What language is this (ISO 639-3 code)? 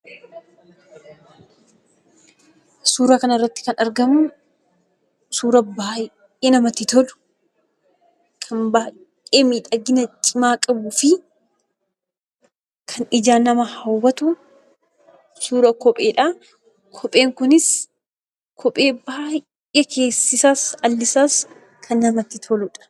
orm